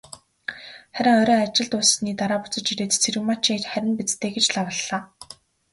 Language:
Mongolian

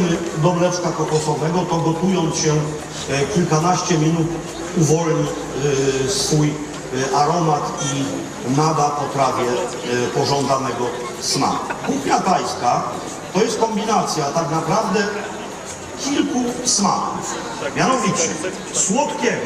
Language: Polish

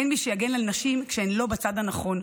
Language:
Hebrew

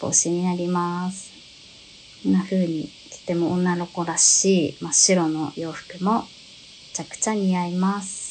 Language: Japanese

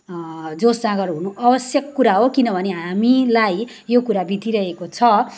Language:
Nepali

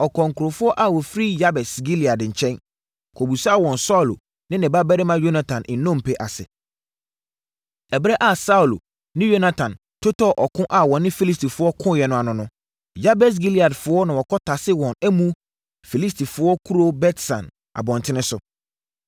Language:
Akan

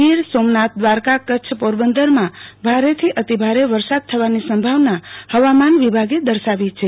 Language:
Gujarati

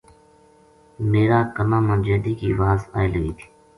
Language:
Gujari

